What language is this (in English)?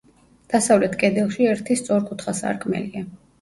Georgian